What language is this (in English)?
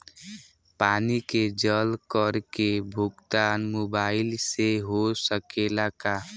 Bhojpuri